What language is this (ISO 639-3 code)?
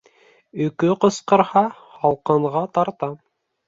bak